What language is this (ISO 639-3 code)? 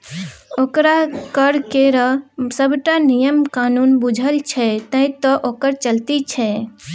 mai